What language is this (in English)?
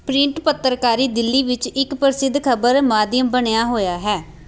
Punjabi